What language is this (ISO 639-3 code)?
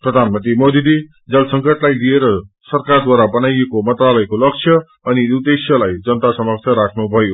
nep